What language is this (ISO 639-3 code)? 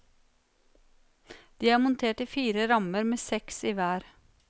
nor